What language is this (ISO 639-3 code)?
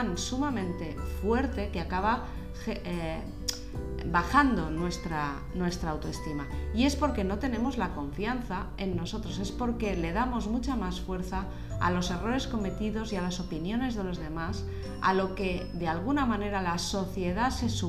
spa